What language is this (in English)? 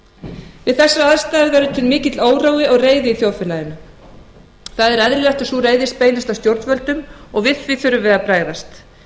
Icelandic